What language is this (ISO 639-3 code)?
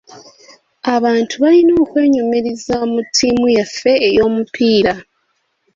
lug